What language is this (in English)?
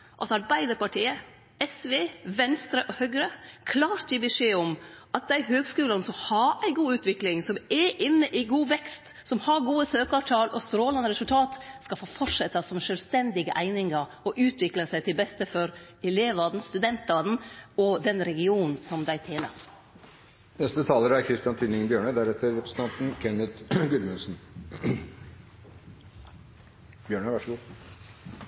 Norwegian